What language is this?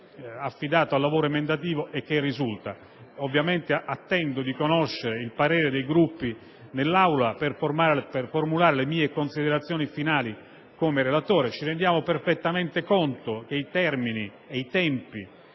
Italian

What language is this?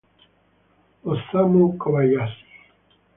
Italian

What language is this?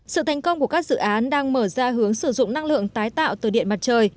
Vietnamese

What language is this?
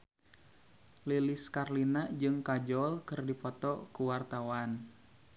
Sundanese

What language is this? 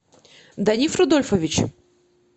Russian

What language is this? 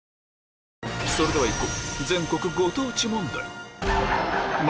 Japanese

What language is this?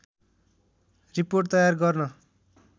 Nepali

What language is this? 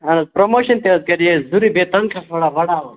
Kashmiri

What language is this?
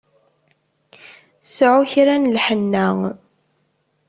Kabyle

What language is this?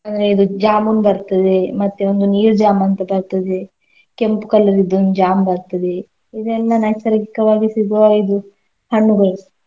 Kannada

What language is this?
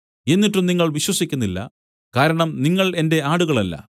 Malayalam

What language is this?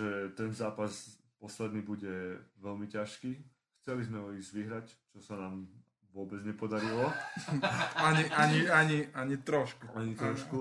Slovak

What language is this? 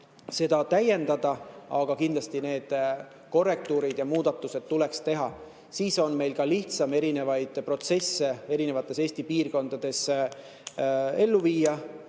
Estonian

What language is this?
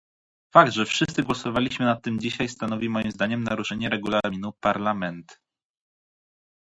Polish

